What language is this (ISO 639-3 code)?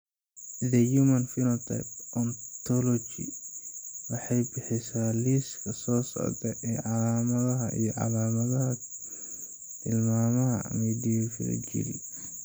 som